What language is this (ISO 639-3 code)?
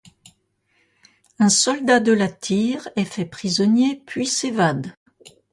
fra